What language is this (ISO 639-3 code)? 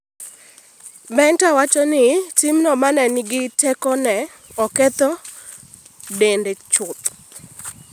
luo